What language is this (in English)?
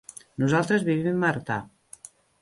Catalan